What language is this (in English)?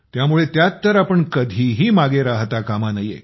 Marathi